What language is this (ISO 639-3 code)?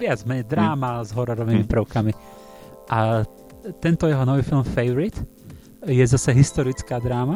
slk